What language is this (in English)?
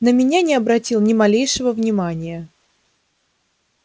Russian